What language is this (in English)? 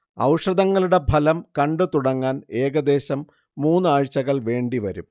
Malayalam